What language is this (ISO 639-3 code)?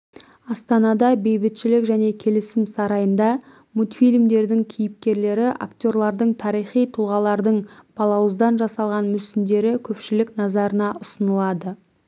kaz